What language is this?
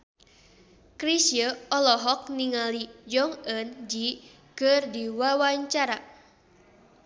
Sundanese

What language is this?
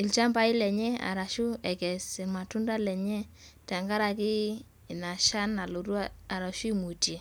Masai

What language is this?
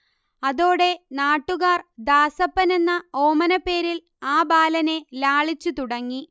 Malayalam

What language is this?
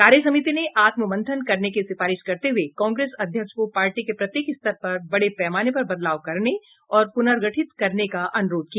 Hindi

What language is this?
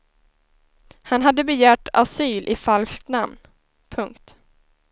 Swedish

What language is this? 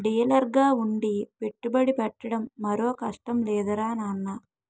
Telugu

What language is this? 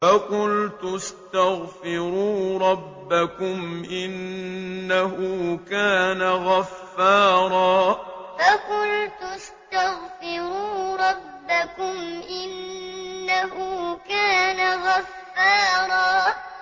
Arabic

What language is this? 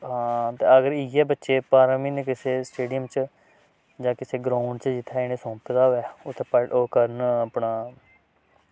Dogri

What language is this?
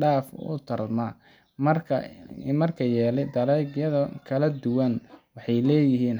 Somali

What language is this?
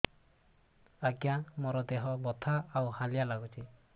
Odia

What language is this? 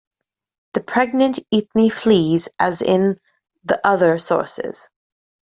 English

